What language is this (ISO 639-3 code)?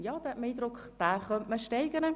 gsw